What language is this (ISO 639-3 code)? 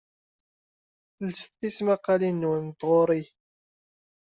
kab